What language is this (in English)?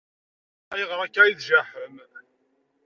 Kabyle